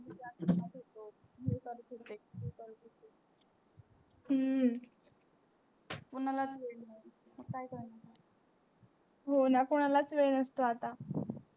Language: Marathi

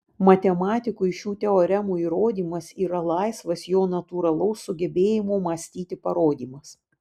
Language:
Lithuanian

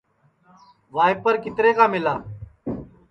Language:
Sansi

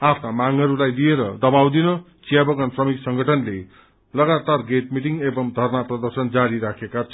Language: Nepali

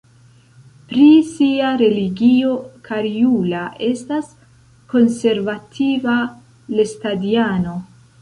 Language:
Esperanto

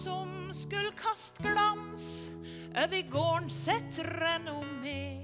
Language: Norwegian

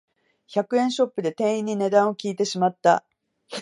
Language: Japanese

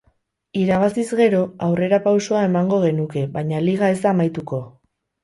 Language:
Basque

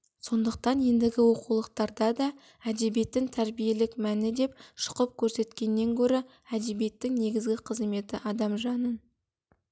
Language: Kazakh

